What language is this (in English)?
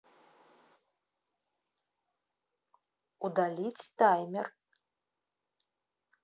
Russian